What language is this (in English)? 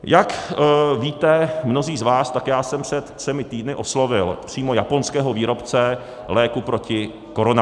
Czech